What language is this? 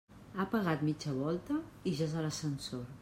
Catalan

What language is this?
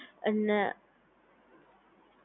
Gujarati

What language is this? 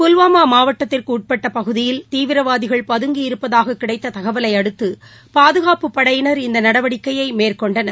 Tamil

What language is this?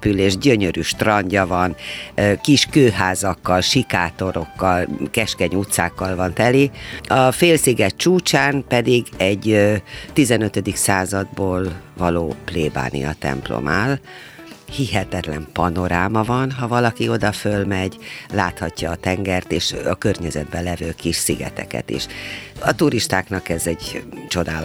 Hungarian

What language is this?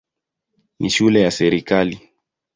Swahili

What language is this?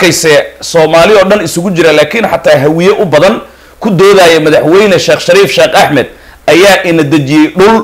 Arabic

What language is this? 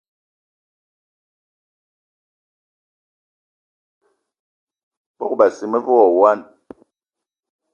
Eton (Cameroon)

